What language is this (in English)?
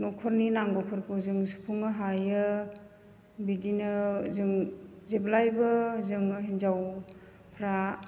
Bodo